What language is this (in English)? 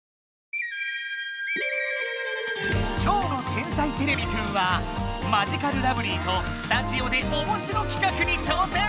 Japanese